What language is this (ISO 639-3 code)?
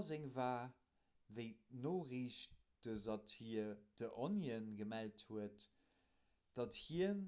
ltz